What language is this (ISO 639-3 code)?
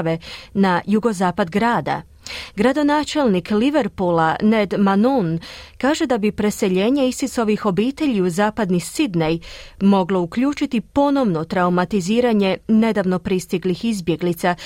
hrv